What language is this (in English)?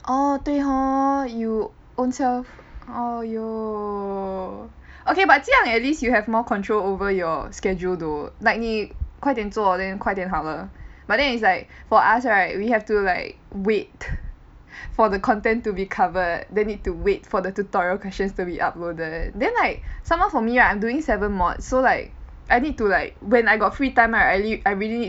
English